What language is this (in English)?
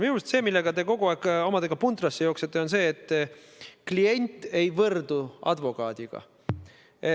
Estonian